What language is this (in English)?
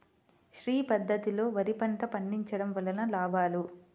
Telugu